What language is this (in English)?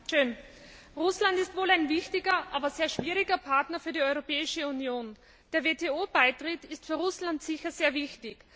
German